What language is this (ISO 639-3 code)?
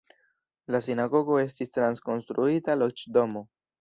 epo